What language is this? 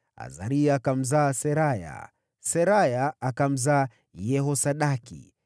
Swahili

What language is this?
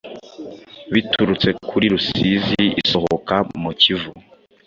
Kinyarwanda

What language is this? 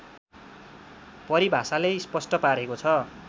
Nepali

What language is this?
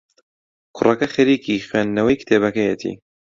Central Kurdish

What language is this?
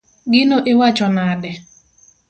Luo (Kenya and Tanzania)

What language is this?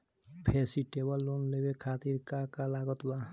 Bhojpuri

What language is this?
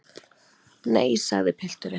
Icelandic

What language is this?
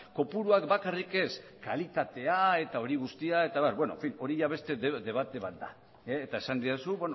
Basque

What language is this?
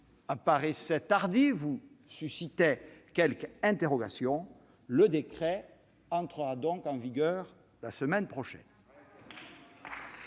French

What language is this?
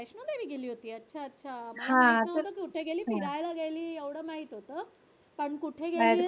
Marathi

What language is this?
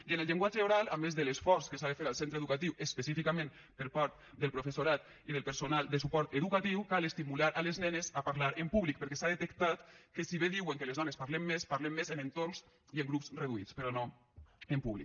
Catalan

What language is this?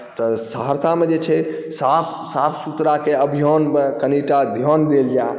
Maithili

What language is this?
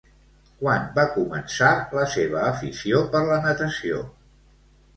Catalan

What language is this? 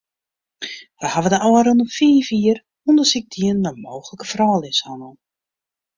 Western Frisian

